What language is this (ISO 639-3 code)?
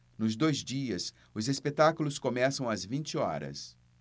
por